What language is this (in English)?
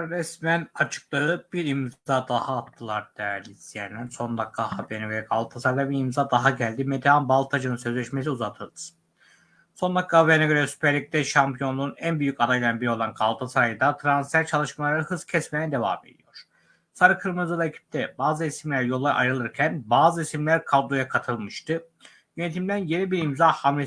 Turkish